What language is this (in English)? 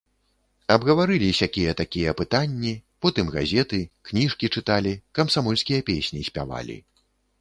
Belarusian